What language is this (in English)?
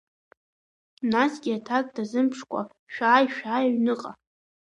Abkhazian